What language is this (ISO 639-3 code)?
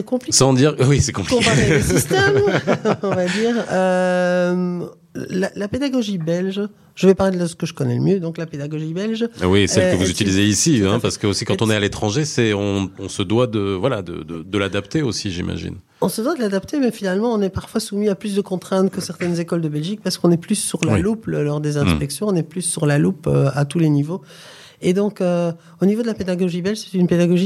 fra